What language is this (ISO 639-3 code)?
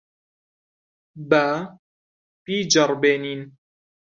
ckb